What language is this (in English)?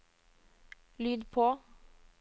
Norwegian